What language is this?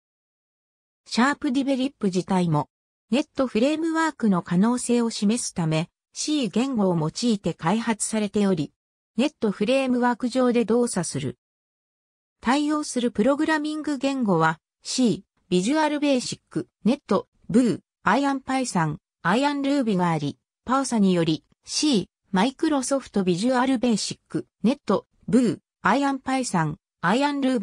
Japanese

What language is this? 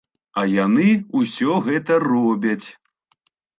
Belarusian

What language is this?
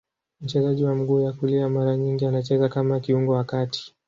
Swahili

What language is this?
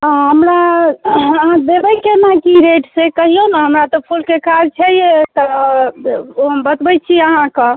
Maithili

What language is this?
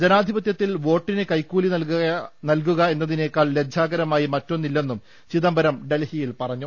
Malayalam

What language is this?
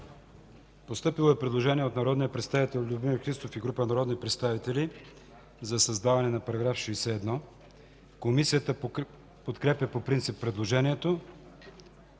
Bulgarian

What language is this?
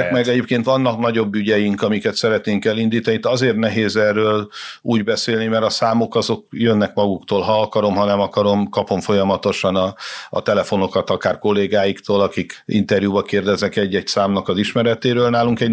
Hungarian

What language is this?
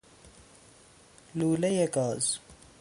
Persian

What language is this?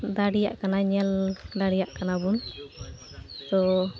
Santali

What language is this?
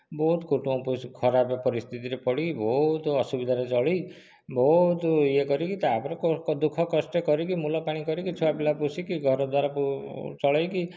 Odia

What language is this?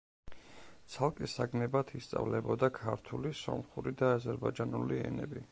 Georgian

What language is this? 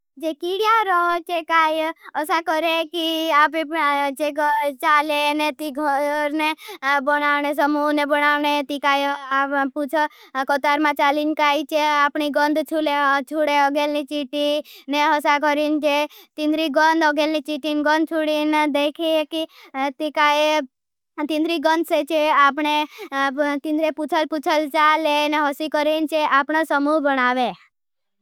Bhili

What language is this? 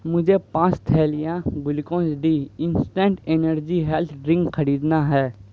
Urdu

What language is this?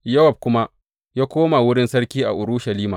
Hausa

